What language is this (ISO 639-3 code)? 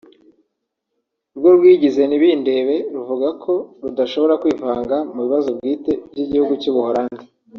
kin